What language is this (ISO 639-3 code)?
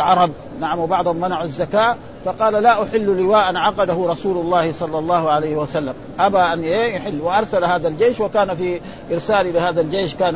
ara